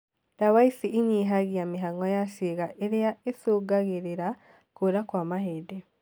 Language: Kikuyu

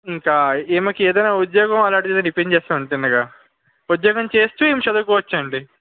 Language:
Telugu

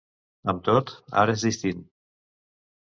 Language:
Catalan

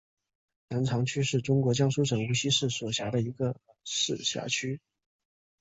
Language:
Chinese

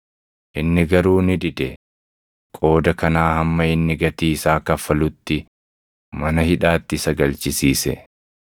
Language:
Oromo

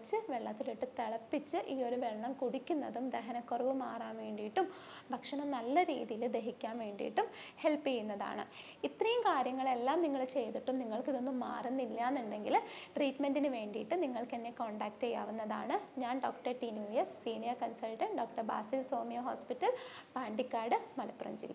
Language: Malayalam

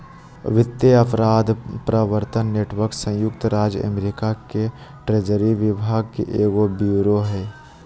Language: Magahi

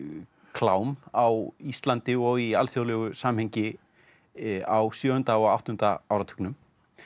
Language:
Icelandic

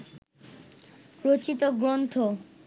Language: Bangla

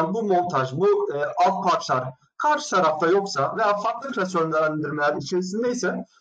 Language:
Turkish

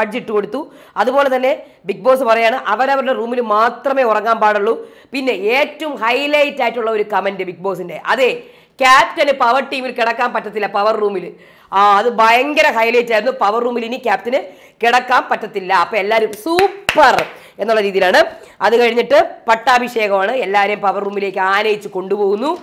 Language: Malayalam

